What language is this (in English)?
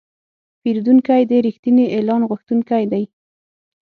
Pashto